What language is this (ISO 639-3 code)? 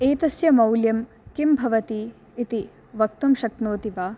san